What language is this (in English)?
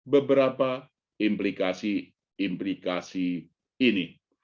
Indonesian